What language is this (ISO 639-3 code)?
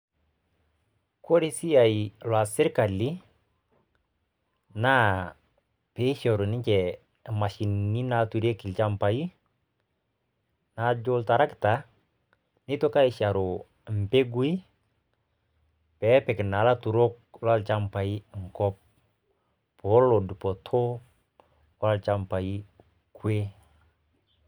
mas